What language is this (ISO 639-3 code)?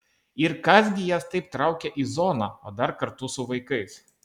lit